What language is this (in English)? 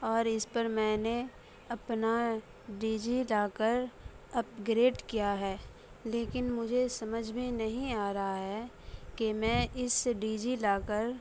Urdu